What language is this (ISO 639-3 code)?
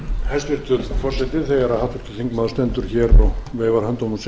isl